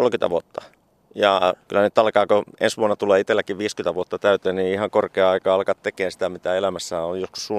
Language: Finnish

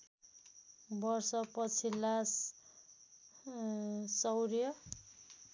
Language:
Nepali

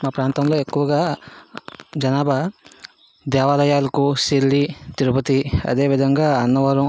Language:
Telugu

